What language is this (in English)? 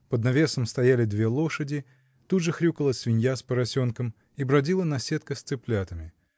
Russian